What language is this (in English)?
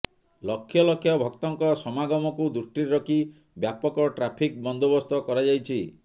Odia